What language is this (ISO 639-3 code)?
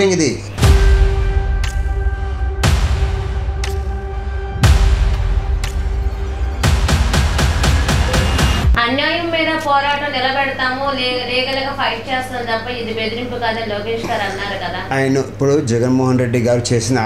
tel